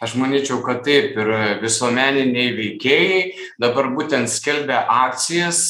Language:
Lithuanian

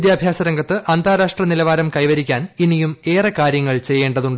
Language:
Malayalam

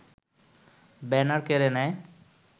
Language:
Bangla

